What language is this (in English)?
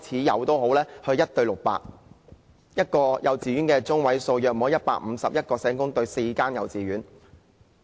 Cantonese